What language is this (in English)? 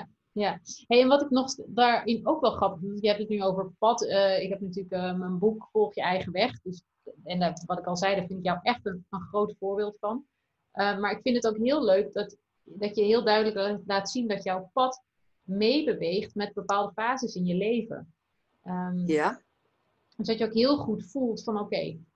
Dutch